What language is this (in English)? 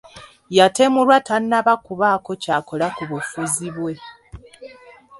Ganda